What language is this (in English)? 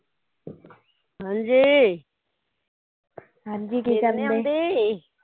Punjabi